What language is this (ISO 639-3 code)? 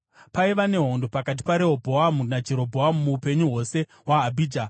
sna